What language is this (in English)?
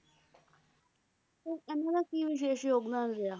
Punjabi